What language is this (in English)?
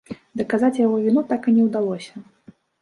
Belarusian